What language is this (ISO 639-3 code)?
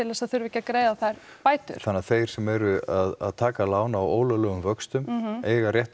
isl